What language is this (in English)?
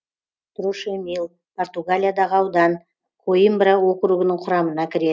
Kazakh